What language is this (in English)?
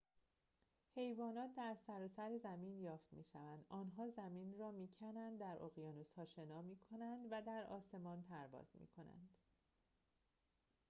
Persian